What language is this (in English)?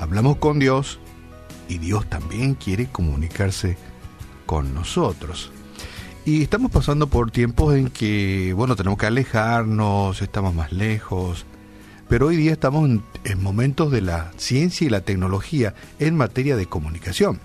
Spanish